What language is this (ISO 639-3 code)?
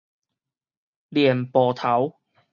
nan